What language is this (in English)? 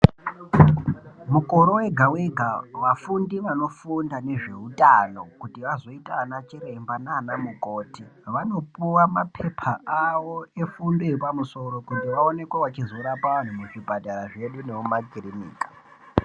Ndau